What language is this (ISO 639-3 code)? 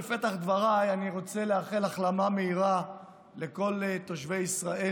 heb